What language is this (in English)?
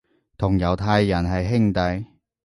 Cantonese